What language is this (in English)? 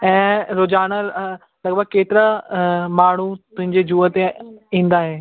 Sindhi